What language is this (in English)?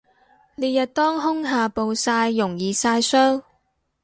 Cantonese